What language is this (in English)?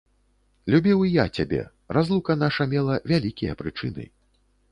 Belarusian